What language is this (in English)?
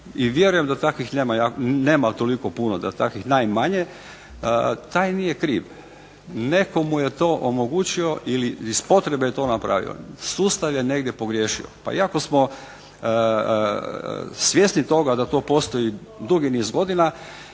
Croatian